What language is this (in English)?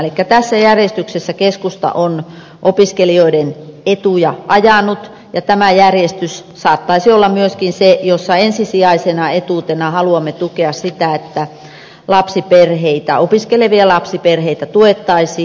Finnish